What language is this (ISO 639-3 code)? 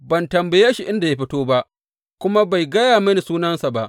hau